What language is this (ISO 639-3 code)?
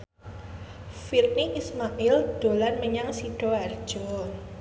jav